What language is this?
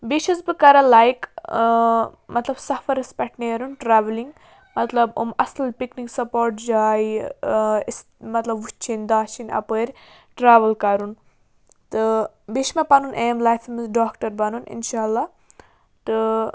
Kashmiri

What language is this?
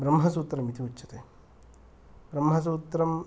Sanskrit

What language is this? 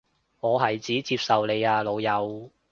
Cantonese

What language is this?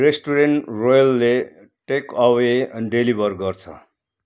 Nepali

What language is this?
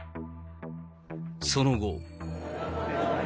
Japanese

